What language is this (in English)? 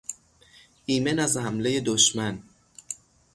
Persian